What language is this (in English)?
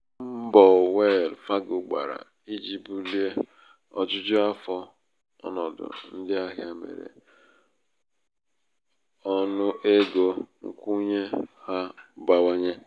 Igbo